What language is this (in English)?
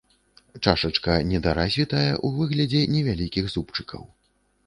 Belarusian